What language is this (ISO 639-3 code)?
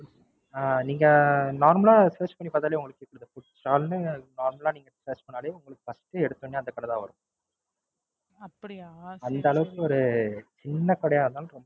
tam